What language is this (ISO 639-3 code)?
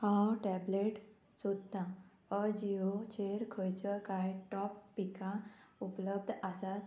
kok